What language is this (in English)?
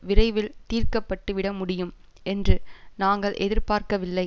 Tamil